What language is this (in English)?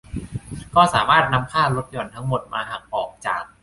Thai